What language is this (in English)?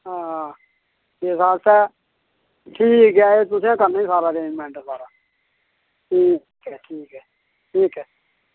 Dogri